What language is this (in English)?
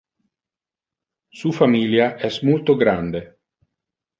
Interlingua